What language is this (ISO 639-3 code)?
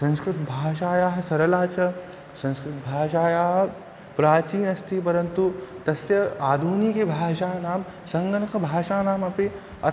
san